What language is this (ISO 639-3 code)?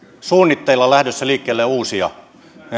fin